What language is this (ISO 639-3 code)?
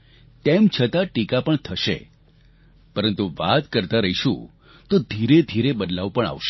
guj